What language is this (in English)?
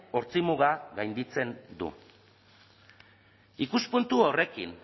Basque